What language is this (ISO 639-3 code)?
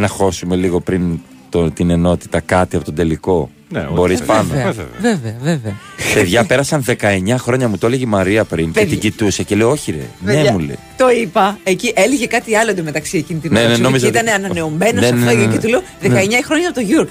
ell